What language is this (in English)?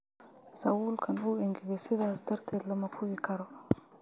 Somali